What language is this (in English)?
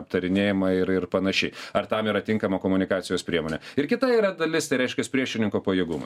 Lithuanian